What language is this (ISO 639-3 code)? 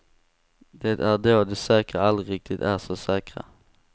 swe